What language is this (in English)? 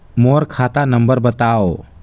Chhattisgarhi